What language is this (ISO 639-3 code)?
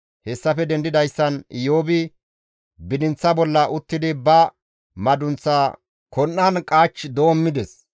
gmv